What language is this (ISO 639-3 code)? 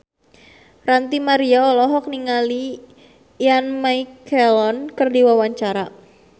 sun